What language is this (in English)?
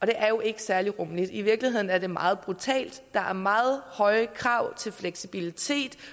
Danish